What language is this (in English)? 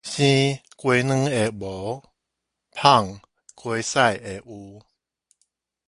Min Nan Chinese